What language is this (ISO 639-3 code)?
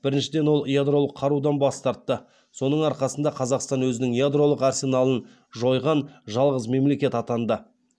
kaz